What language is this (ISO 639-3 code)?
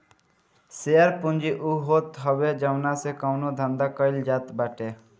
bho